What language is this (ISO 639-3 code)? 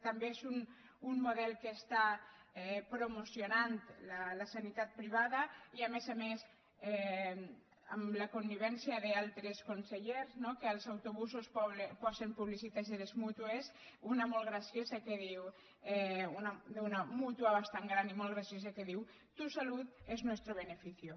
cat